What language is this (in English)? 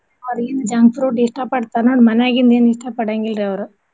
Kannada